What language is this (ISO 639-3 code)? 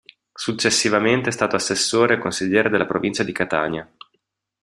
ita